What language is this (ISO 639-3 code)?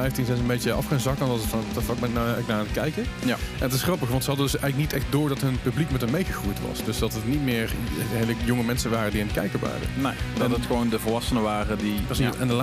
nld